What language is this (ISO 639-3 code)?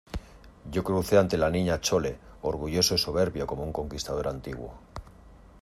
spa